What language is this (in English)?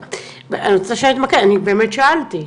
Hebrew